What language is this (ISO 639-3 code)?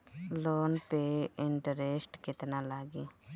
bho